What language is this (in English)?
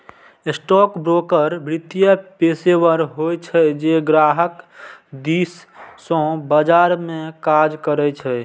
Maithili